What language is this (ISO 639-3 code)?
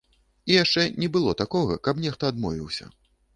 bel